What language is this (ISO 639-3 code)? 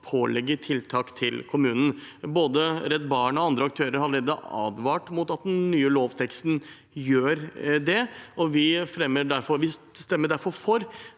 nor